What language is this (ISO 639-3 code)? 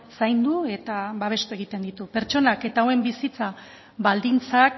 eus